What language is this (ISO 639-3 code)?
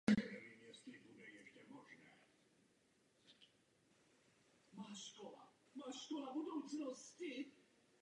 ces